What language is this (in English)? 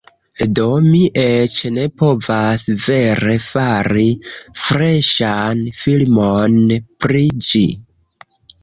Esperanto